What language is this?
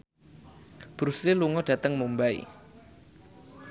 Javanese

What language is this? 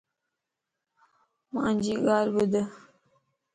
Lasi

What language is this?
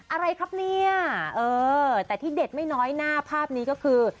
Thai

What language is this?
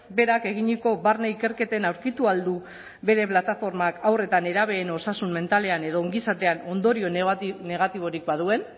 Basque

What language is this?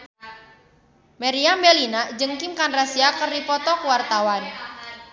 Sundanese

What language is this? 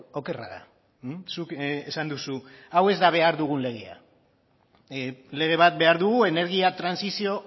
Basque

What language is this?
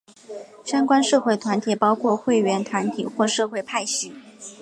Chinese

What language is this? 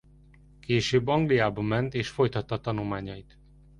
Hungarian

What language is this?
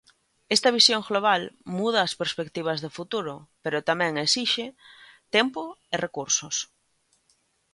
Galician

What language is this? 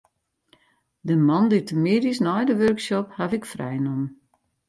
Western Frisian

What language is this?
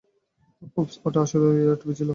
Bangla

